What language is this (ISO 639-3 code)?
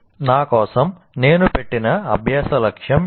tel